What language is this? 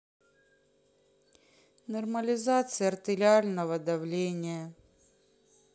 Russian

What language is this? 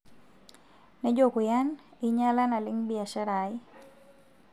Masai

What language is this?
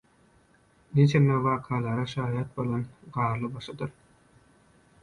Turkmen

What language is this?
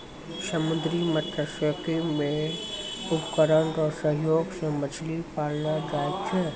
Maithili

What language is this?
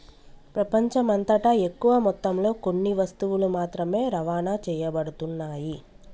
Telugu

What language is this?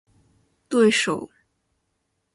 Chinese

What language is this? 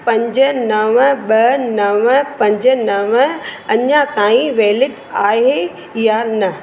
Sindhi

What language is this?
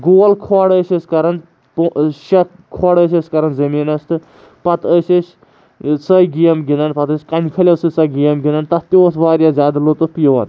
Kashmiri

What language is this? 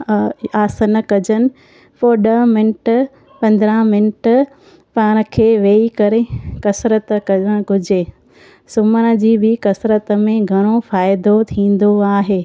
Sindhi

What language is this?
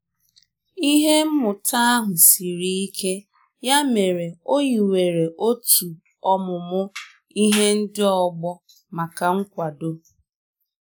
Igbo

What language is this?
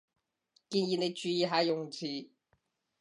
Cantonese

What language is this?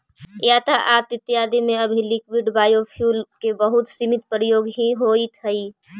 Magahi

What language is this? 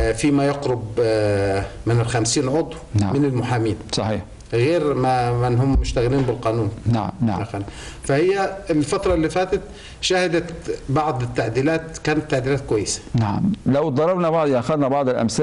Arabic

